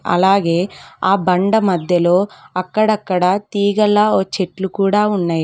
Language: Telugu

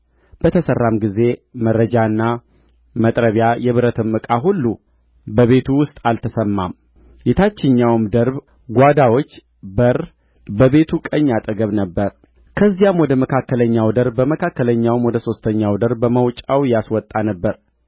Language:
Amharic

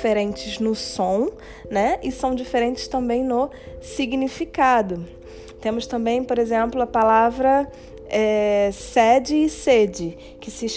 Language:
Portuguese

